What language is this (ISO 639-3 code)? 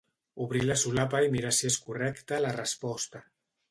cat